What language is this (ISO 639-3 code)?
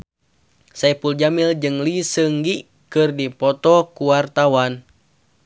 sun